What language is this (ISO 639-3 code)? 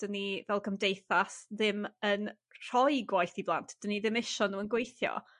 cym